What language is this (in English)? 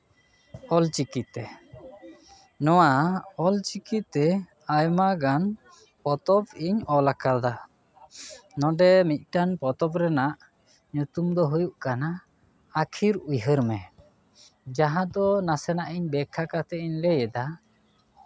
Santali